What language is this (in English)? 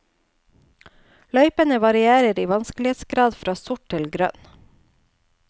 Norwegian